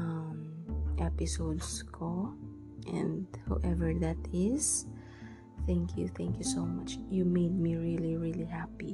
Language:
Filipino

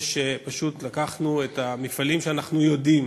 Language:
Hebrew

